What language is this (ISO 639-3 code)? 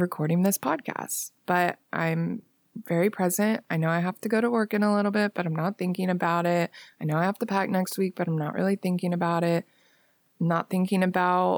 eng